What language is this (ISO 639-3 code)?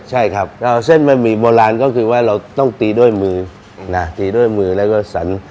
tha